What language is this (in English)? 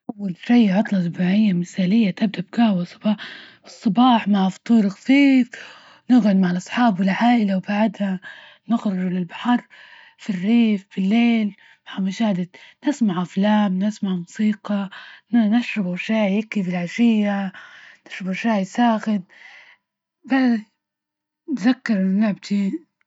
Libyan Arabic